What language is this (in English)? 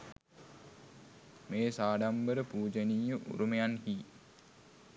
Sinhala